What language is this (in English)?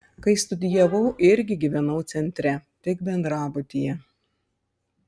Lithuanian